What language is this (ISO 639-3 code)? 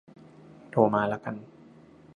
tha